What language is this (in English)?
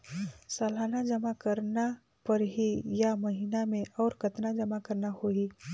Chhattisgarhi